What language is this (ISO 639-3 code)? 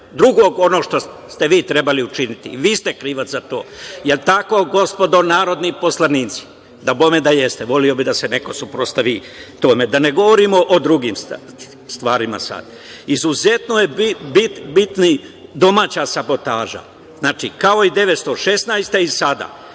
srp